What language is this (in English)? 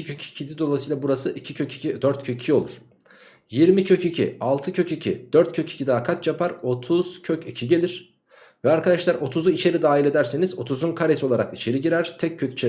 Turkish